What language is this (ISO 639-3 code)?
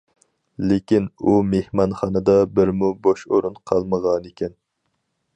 uig